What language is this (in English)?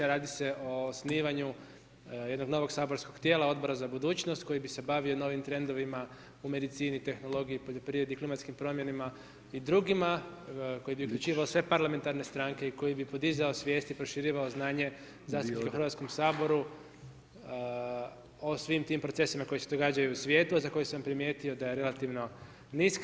Croatian